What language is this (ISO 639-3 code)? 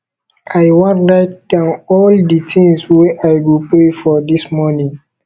pcm